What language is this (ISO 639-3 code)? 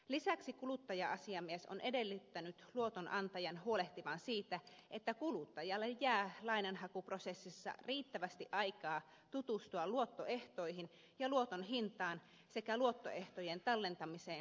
fin